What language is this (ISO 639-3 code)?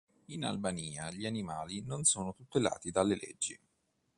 ita